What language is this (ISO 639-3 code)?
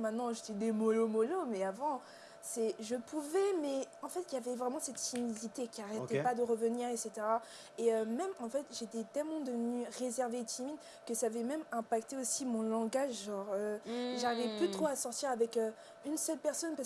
fra